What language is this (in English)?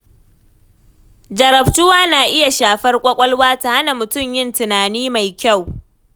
Hausa